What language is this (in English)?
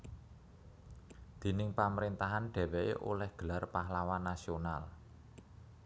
Javanese